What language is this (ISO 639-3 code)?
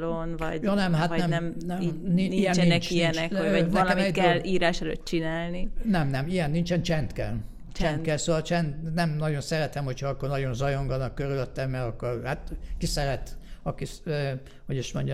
hun